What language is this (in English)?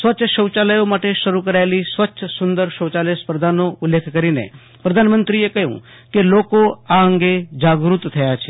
Gujarati